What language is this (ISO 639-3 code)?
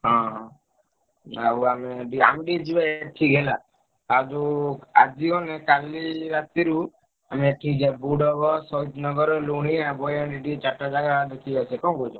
ori